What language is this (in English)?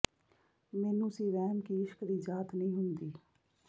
Punjabi